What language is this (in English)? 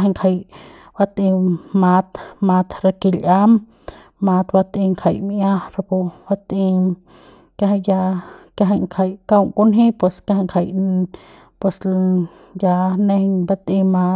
Central Pame